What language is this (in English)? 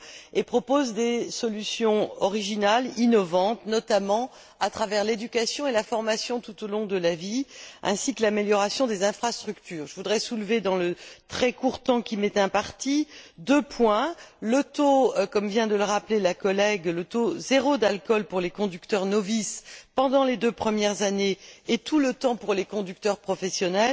French